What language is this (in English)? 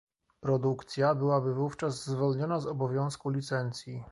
Polish